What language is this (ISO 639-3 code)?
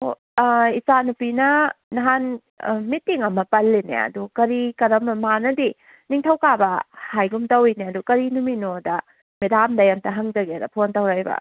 mni